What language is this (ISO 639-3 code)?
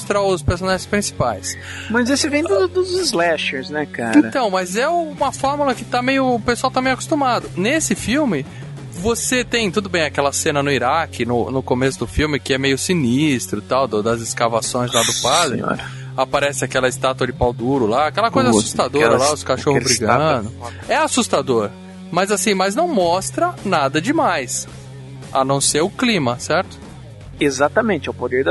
por